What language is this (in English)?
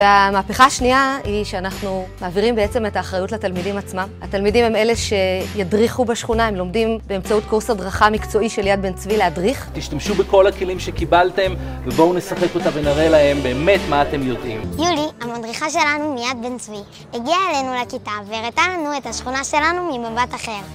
Hebrew